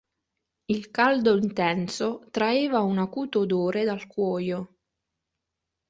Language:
Italian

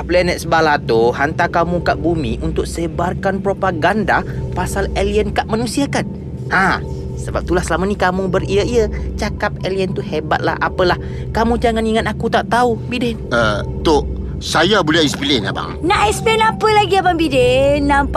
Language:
Malay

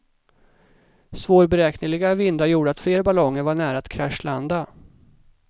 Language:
Swedish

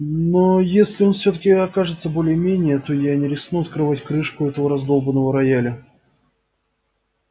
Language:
Russian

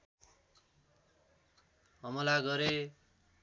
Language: Nepali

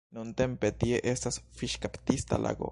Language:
Esperanto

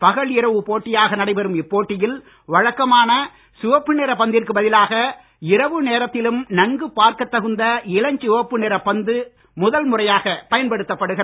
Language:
Tamil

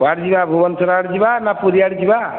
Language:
Odia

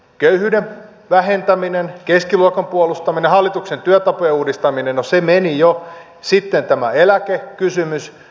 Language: Finnish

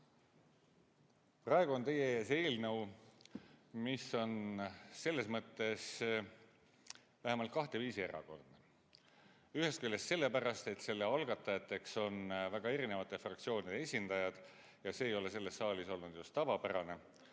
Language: Estonian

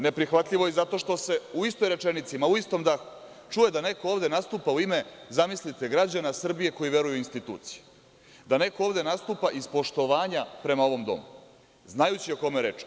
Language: Serbian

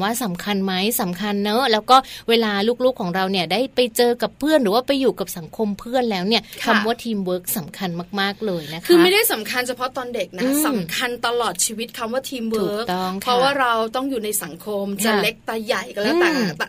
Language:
Thai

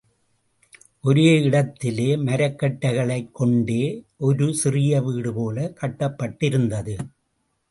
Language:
Tamil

